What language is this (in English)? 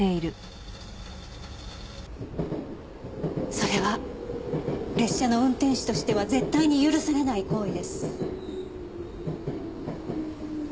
Japanese